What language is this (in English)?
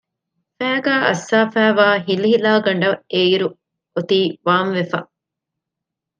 Divehi